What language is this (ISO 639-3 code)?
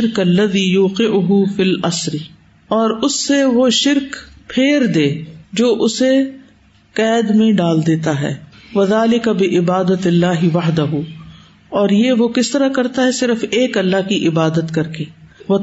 urd